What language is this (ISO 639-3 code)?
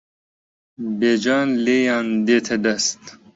ckb